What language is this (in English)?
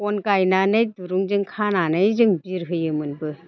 Bodo